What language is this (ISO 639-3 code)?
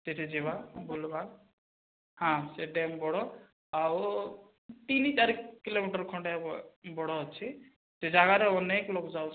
ori